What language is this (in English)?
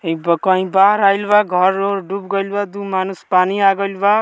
Bhojpuri